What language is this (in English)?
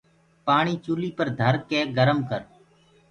Gurgula